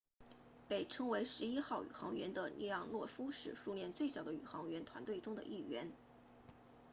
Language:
Chinese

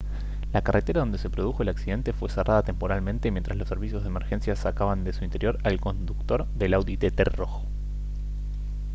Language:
Spanish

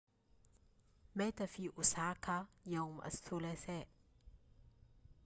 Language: Arabic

